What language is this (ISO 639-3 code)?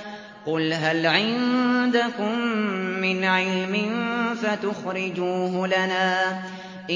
ara